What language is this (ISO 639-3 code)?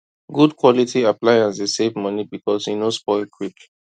pcm